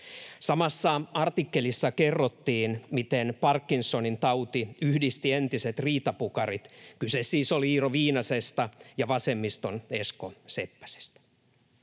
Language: Finnish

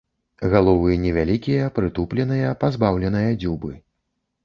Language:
Belarusian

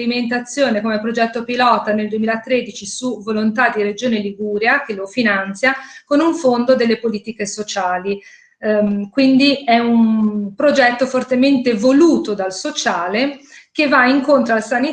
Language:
Italian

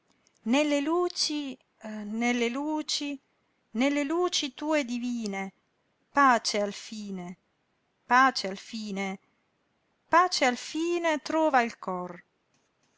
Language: Italian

